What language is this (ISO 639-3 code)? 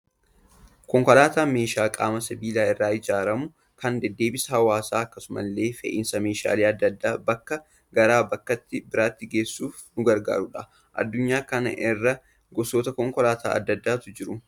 orm